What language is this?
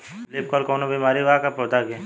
Bhojpuri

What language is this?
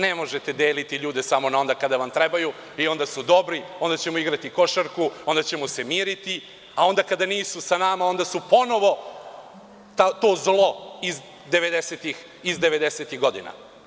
Serbian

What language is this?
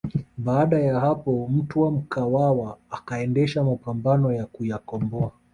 Swahili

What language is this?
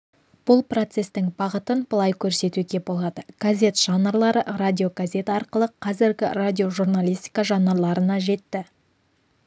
Kazakh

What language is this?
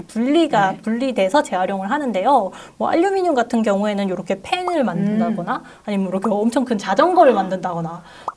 Korean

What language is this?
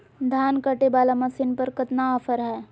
Magahi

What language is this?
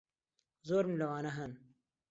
Central Kurdish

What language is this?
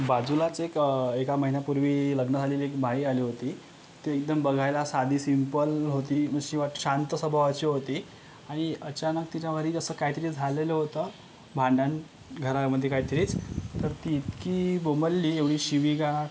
Marathi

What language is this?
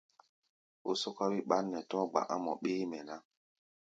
Gbaya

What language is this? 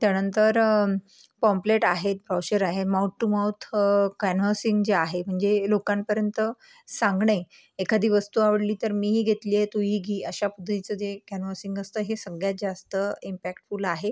Marathi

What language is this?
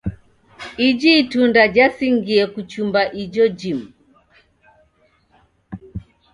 Taita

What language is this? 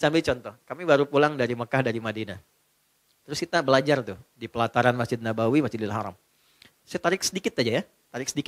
Indonesian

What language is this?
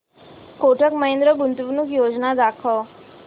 Marathi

